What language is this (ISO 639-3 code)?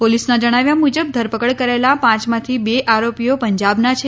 guj